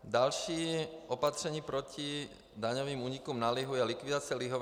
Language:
Czech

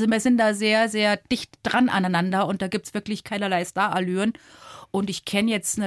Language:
German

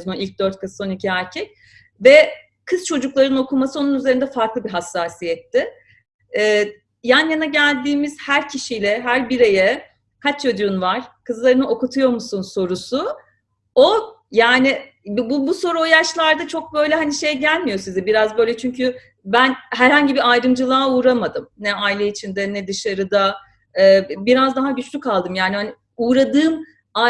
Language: Turkish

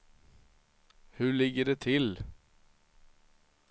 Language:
Swedish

